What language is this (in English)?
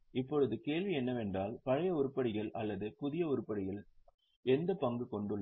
Tamil